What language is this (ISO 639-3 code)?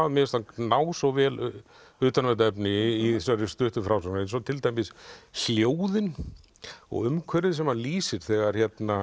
isl